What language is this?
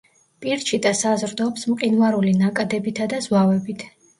Georgian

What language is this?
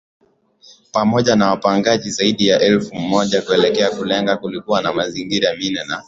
Swahili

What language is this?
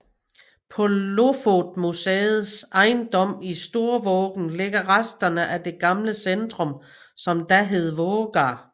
Danish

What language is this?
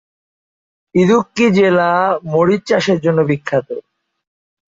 Bangla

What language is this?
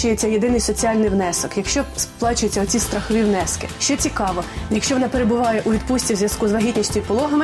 Ukrainian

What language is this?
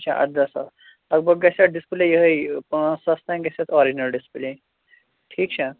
Kashmiri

